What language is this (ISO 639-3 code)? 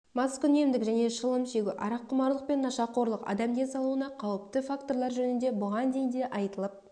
kaz